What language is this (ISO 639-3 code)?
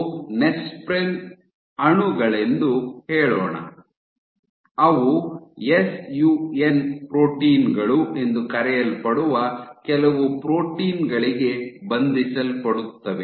kan